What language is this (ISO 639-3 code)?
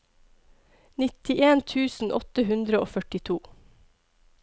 nor